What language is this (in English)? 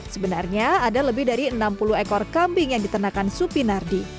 Indonesian